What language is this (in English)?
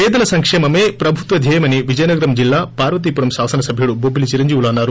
Telugu